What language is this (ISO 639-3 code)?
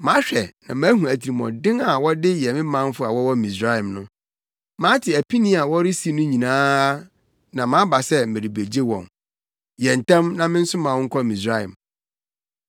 aka